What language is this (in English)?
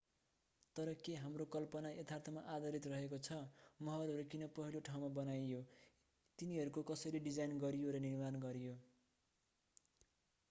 Nepali